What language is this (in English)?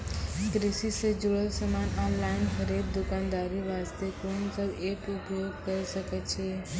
Maithili